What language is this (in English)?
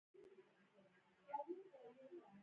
Pashto